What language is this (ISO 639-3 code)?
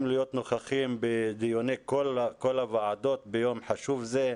heb